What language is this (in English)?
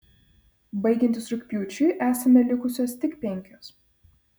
Lithuanian